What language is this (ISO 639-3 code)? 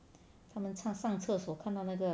eng